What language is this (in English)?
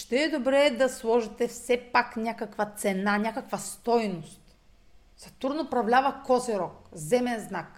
Bulgarian